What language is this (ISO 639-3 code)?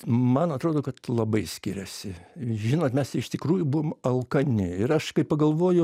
lit